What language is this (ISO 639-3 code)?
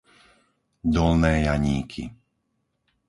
slk